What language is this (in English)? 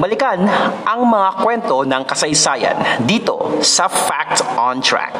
Filipino